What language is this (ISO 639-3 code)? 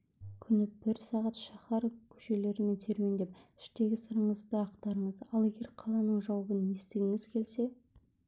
kaz